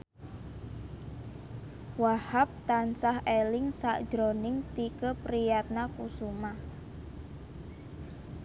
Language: Javanese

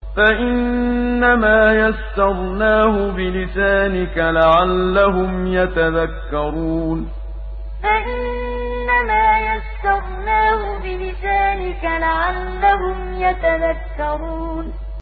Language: Arabic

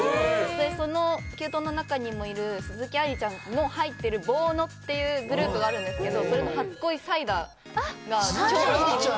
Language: Japanese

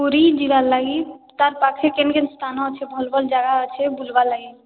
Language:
Odia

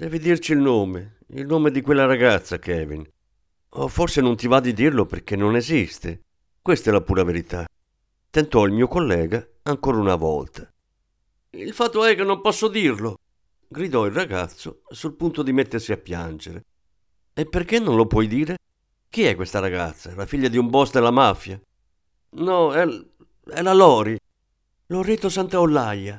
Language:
Italian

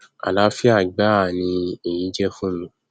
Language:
Yoruba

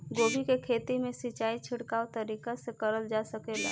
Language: Bhojpuri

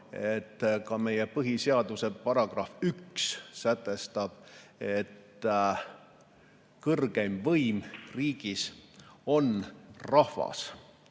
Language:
Estonian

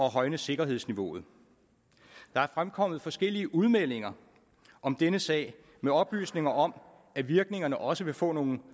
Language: Danish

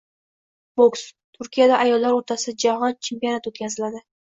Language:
Uzbek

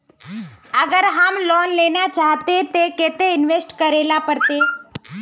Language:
Magahi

